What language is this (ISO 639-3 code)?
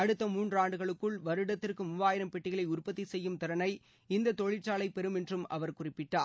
tam